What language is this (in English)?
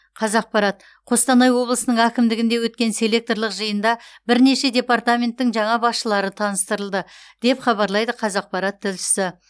Kazakh